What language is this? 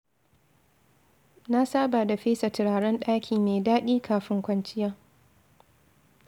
Hausa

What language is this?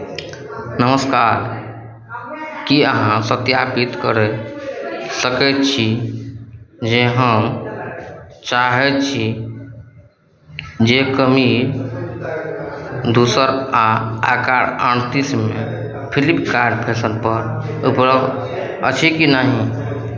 Maithili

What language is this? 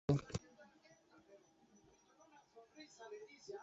Spanish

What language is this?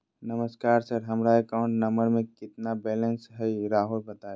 Magahi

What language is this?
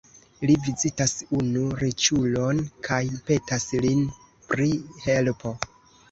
Esperanto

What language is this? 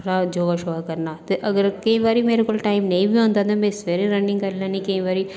Dogri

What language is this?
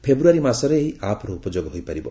Odia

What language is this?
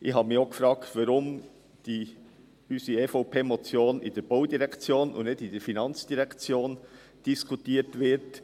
Swiss German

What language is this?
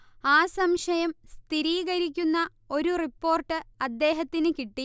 Malayalam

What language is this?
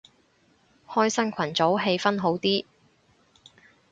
Cantonese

